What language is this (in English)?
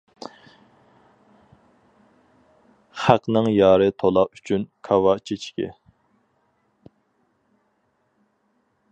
Uyghur